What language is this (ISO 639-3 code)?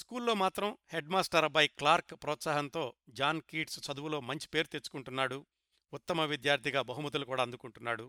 tel